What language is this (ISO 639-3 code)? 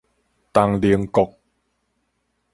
nan